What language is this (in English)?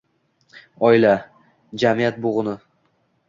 Uzbek